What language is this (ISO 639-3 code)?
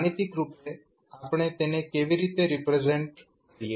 guj